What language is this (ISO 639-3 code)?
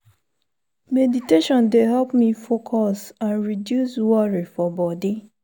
pcm